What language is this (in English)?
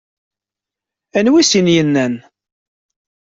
Kabyle